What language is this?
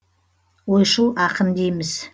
Kazakh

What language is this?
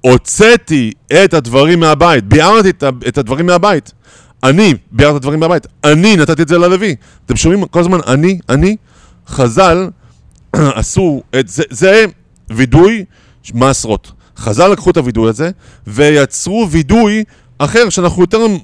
Hebrew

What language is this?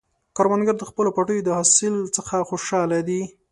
Pashto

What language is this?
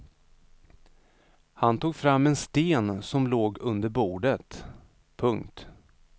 Swedish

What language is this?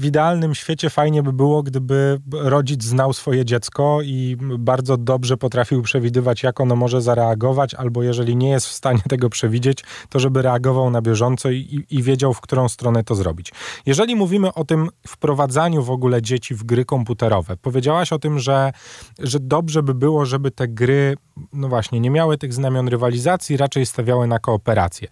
Polish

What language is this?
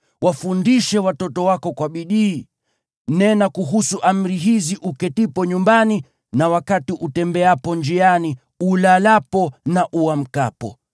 Swahili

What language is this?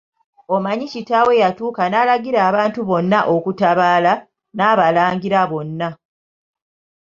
Ganda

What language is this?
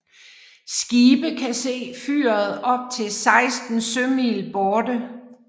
Danish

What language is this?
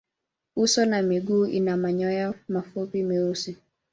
Swahili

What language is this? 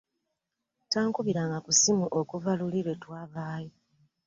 Ganda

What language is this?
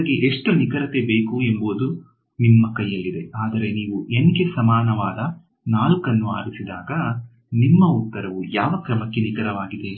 Kannada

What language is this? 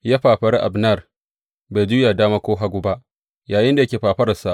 Hausa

